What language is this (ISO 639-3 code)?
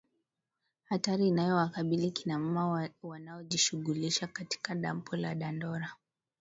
swa